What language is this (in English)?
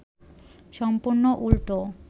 Bangla